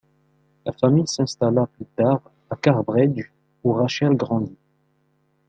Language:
French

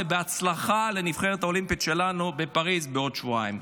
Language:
Hebrew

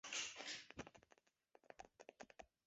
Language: Chinese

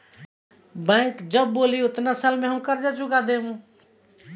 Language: Bhojpuri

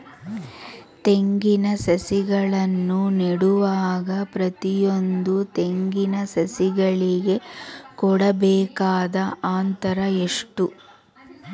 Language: Kannada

